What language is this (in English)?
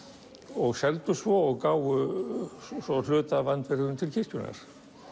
Icelandic